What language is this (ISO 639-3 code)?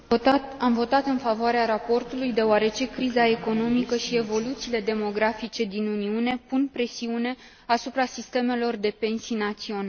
ron